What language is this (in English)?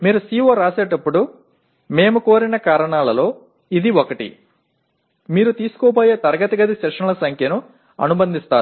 Telugu